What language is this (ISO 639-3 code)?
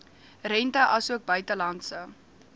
afr